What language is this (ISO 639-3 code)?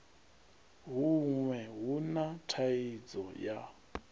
ven